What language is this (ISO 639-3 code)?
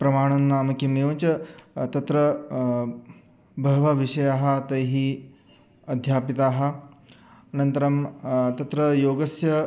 san